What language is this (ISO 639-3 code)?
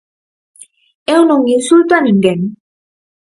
glg